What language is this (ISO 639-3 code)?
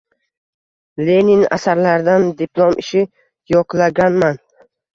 uzb